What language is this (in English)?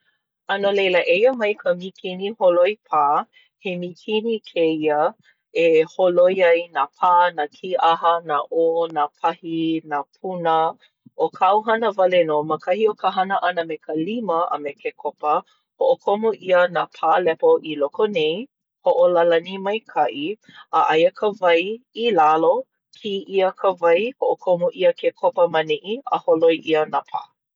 Hawaiian